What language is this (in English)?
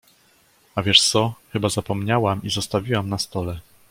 Polish